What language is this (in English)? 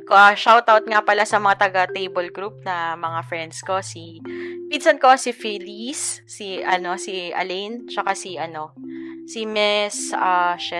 Filipino